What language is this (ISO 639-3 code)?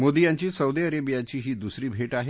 mar